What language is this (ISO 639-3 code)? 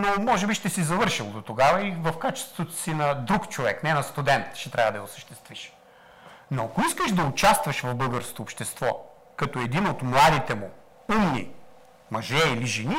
bul